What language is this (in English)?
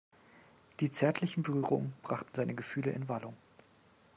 German